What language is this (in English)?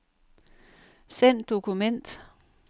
Danish